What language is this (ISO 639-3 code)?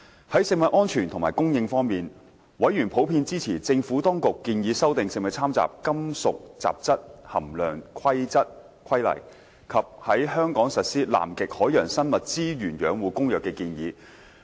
yue